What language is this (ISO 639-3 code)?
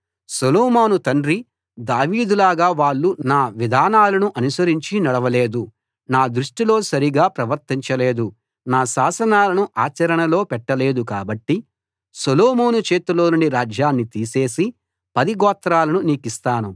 tel